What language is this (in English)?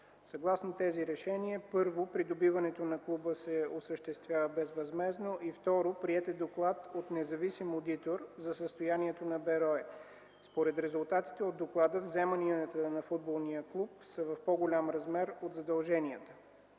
Bulgarian